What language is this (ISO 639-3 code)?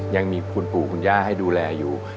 tha